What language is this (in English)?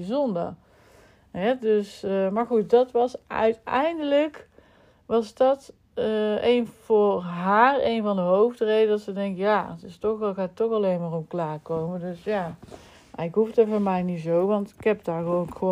Dutch